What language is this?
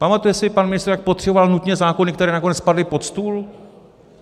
Czech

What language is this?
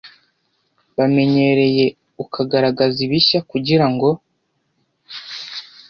Kinyarwanda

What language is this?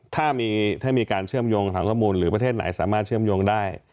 Thai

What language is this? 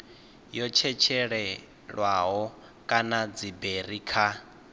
Venda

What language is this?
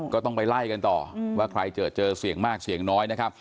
Thai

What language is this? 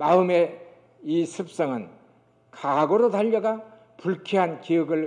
Korean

